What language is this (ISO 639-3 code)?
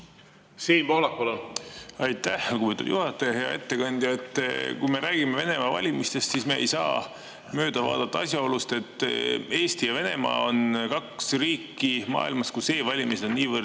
est